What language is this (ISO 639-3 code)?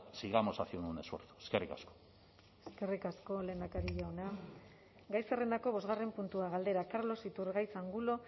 eus